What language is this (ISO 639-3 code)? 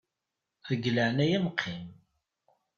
kab